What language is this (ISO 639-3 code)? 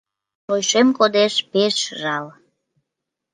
chm